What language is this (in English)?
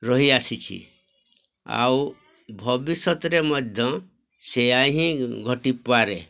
Odia